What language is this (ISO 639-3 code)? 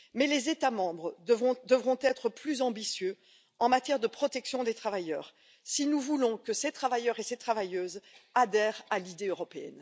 fra